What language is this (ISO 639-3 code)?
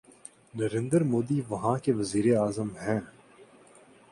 urd